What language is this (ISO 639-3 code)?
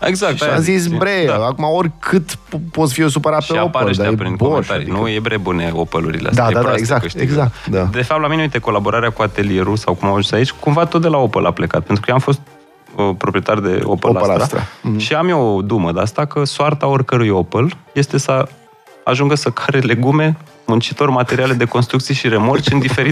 ron